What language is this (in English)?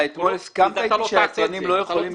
Hebrew